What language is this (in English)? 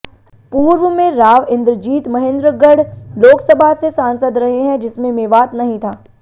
Hindi